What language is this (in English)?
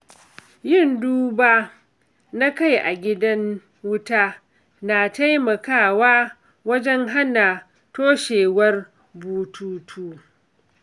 Hausa